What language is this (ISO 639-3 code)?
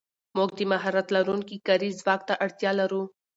pus